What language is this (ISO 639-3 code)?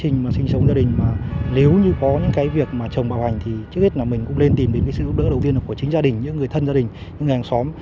vie